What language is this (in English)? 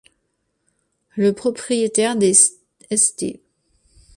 French